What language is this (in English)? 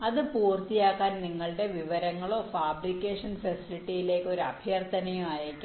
Malayalam